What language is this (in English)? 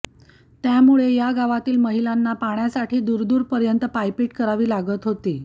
Marathi